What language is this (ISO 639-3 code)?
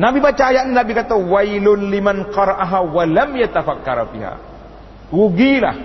msa